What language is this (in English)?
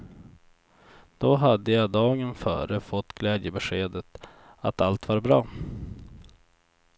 Swedish